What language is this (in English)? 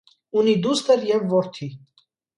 Armenian